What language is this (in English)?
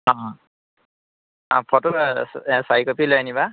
Assamese